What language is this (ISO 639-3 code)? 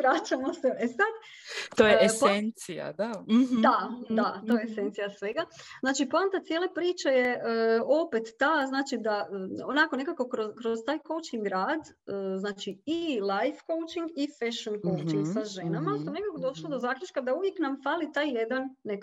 hrv